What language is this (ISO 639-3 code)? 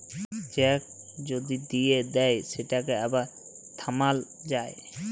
ben